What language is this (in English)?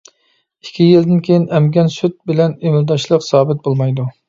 Uyghur